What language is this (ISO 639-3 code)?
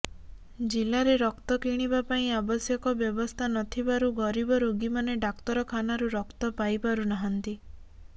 ori